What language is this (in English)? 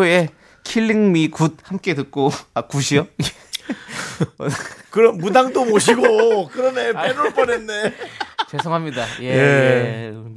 Korean